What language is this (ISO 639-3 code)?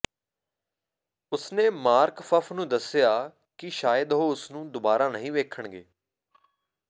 pan